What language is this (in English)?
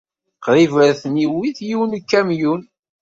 Kabyle